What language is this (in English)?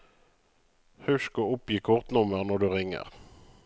Norwegian